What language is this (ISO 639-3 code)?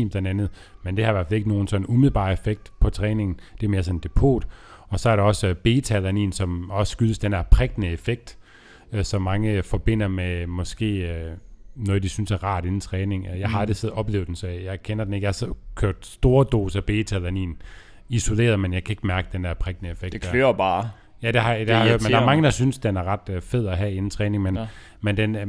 dan